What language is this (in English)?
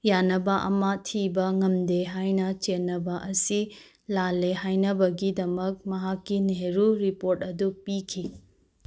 Manipuri